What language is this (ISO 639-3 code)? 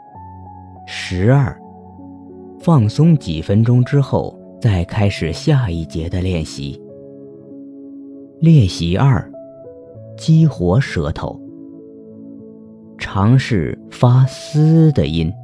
zho